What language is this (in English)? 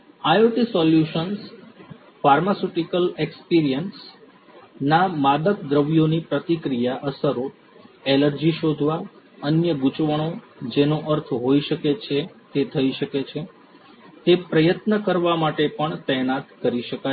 Gujarati